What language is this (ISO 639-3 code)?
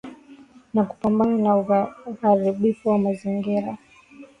swa